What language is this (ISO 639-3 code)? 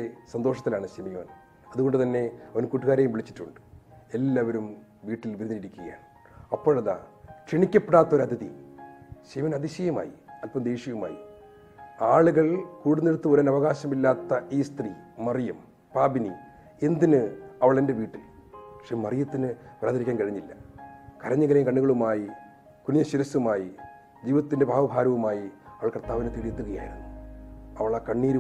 mal